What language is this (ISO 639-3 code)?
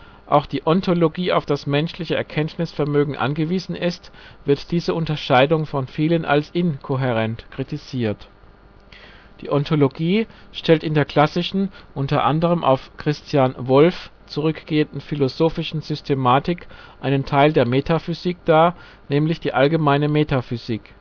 deu